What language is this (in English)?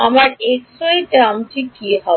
Bangla